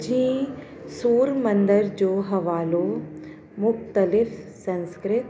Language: Sindhi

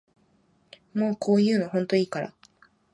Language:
Japanese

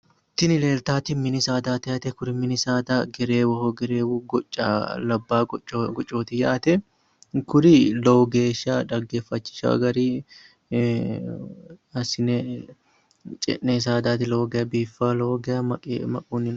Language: Sidamo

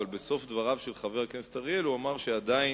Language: Hebrew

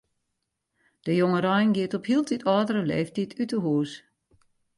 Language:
Western Frisian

